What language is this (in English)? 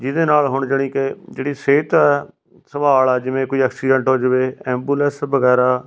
Punjabi